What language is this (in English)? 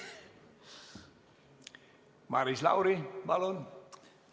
Estonian